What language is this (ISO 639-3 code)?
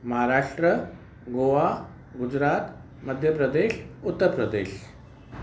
snd